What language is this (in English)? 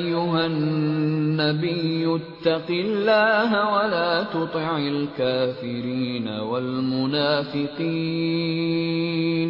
Urdu